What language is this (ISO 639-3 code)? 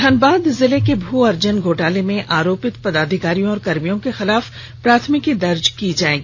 hin